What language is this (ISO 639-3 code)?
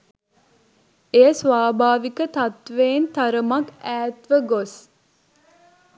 sin